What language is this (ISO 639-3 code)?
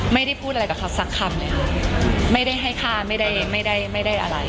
tha